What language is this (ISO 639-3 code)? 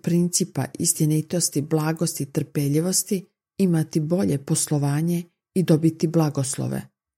hrv